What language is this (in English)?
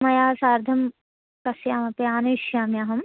Sanskrit